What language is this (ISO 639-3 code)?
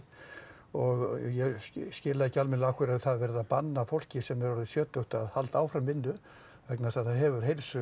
isl